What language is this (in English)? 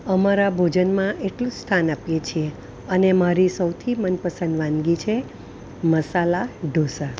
Gujarati